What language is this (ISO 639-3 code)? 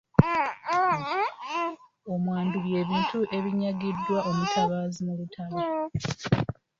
lug